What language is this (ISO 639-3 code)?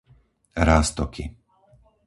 slk